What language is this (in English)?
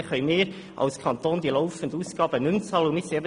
Swiss German